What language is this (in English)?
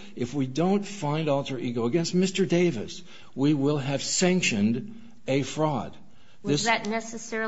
English